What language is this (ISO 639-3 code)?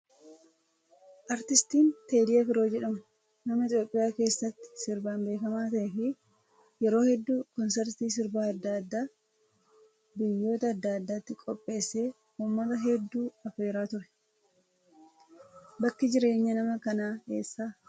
orm